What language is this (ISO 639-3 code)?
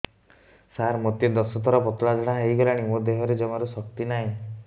ori